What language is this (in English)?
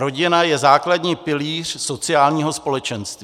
Czech